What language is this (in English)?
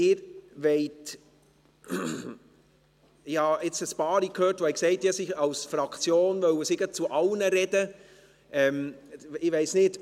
Swiss German